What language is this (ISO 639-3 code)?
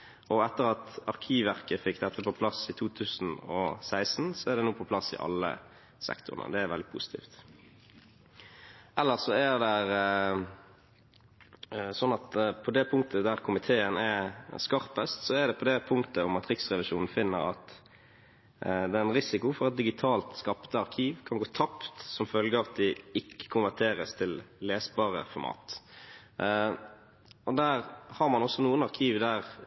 nob